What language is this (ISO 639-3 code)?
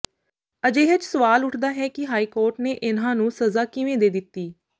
pan